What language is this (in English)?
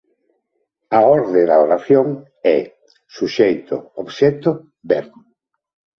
Galician